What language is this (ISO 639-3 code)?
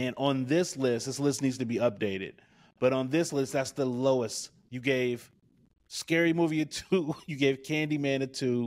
eng